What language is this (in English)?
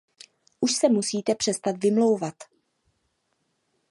Czech